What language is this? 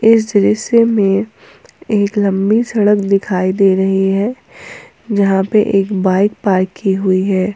Hindi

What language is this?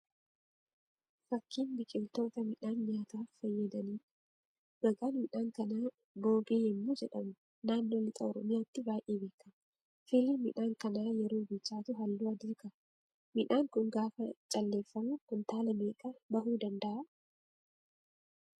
Oromo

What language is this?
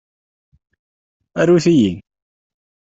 Kabyle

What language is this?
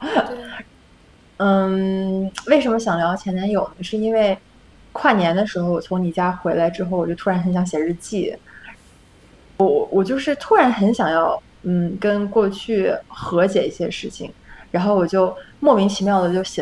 Chinese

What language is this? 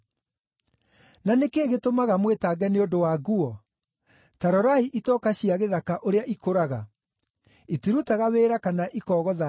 Kikuyu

